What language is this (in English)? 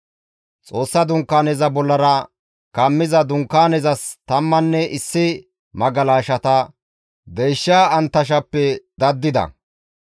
Gamo